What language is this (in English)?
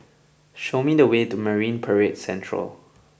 English